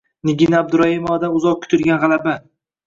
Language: Uzbek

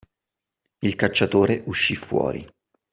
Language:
Italian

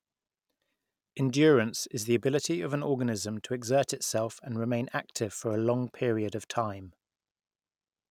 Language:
English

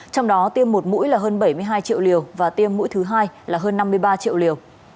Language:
Vietnamese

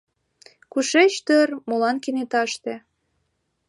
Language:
Mari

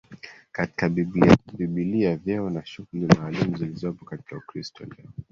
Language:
Swahili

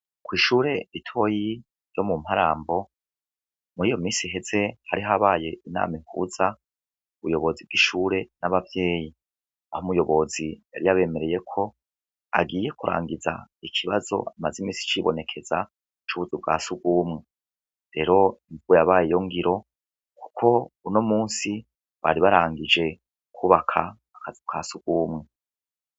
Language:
Rundi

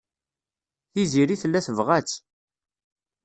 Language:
Kabyle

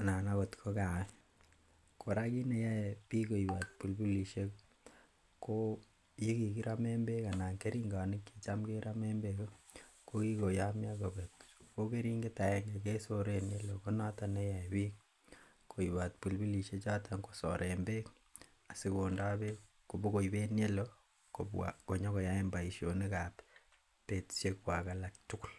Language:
Kalenjin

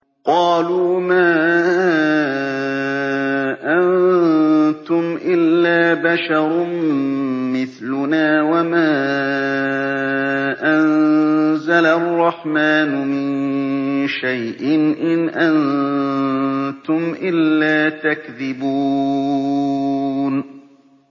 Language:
Arabic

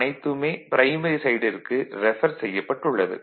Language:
Tamil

